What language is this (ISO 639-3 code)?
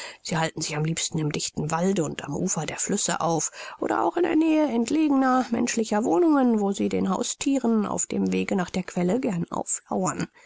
deu